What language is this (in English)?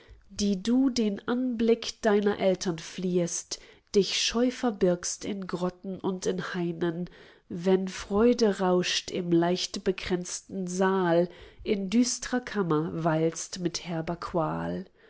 German